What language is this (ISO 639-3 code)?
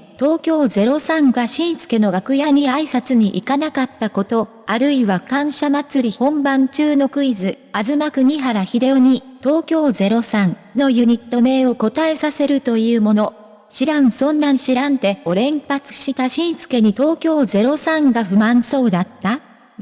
jpn